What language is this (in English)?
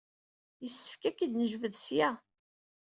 Kabyle